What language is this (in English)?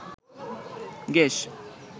Bangla